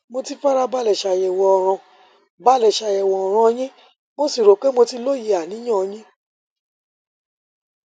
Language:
Yoruba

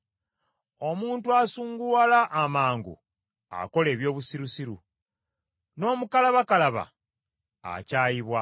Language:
Ganda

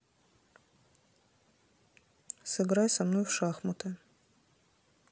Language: Russian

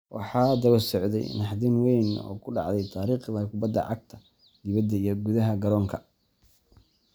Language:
Somali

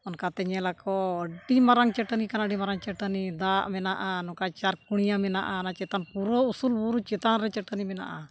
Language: Santali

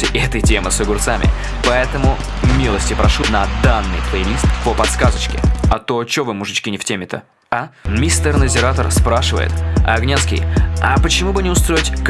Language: Russian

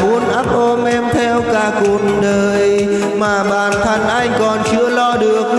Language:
Vietnamese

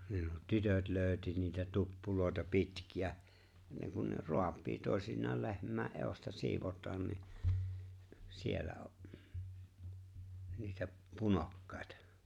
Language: Finnish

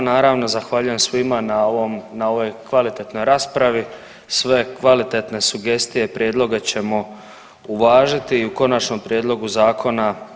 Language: Croatian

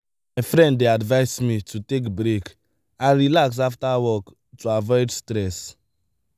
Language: Nigerian Pidgin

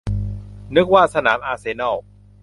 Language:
Thai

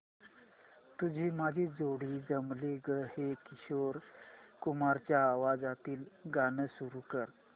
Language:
Marathi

